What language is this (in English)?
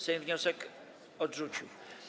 Polish